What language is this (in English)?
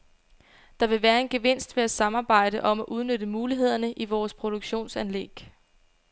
Danish